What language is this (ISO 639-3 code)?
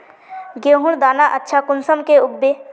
mag